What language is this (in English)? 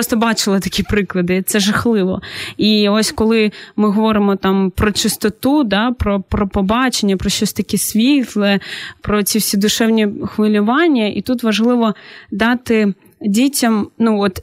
Ukrainian